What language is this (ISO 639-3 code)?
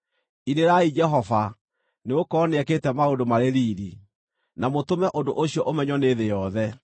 kik